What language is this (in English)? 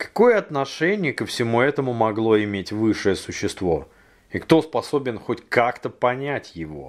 Russian